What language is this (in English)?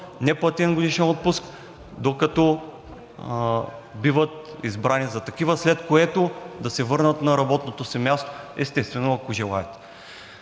Bulgarian